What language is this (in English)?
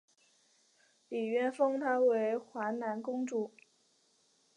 Chinese